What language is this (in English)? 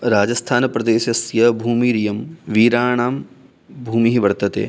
Sanskrit